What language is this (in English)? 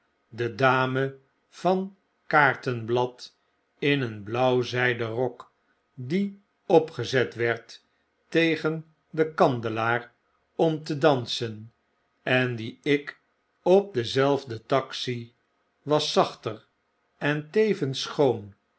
Dutch